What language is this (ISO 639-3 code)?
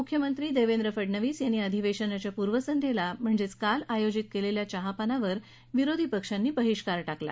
mar